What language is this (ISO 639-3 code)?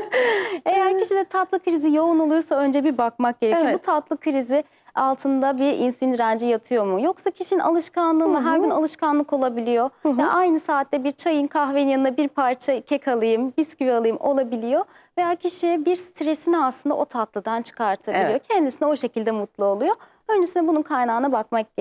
tur